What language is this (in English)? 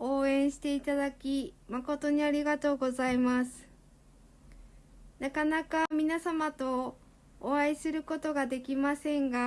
Japanese